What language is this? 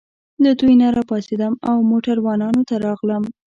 Pashto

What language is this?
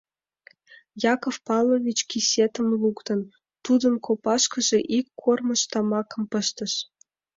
Mari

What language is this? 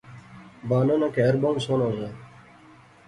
Pahari-Potwari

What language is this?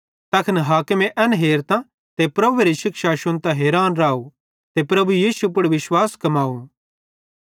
Bhadrawahi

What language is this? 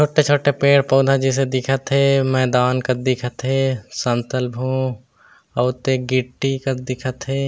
Chhattisgarhi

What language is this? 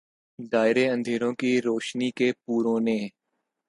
Urdu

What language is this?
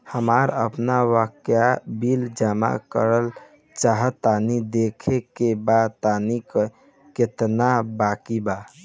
Bhojpuri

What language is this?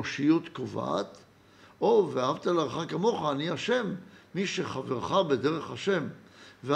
Hebrew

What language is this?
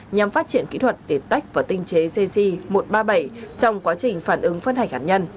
Vietnamese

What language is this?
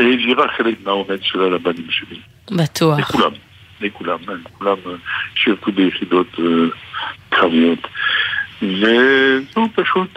Hebrew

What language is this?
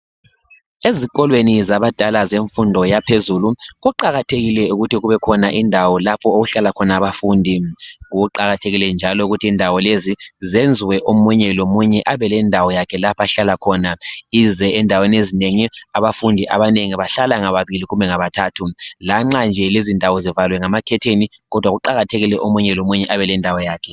North Ndebele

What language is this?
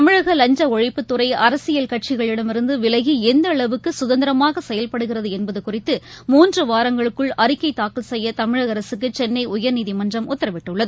Tamil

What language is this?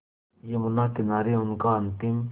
Hindi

